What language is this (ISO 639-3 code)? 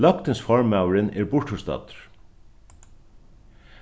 fao